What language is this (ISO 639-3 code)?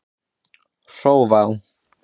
isl